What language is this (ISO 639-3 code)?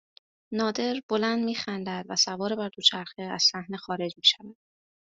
fas